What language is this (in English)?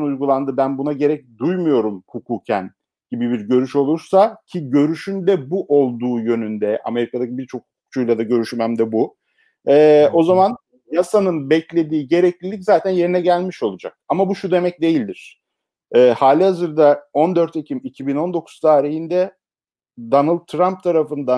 Turkish